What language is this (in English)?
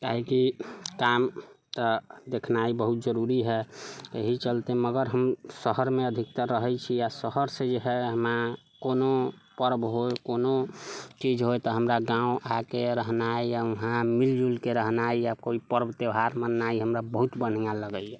Maithili